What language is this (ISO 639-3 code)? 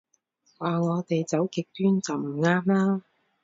yue